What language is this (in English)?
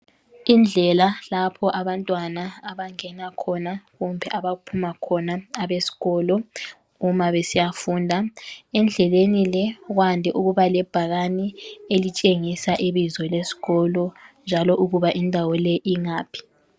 North Ndebele